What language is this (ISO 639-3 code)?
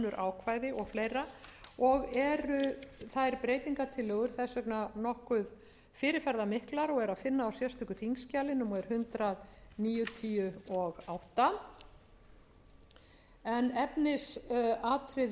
isl